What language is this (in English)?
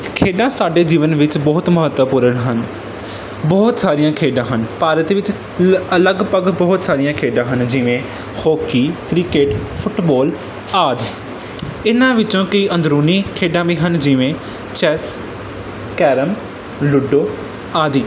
Punjabi